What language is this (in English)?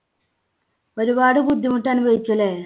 Malayalam